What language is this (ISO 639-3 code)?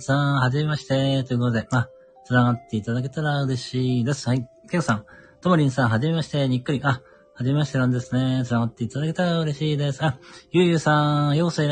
jpn